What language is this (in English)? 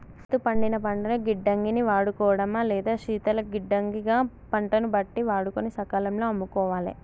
Telugu